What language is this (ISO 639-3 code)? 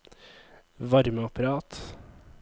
nor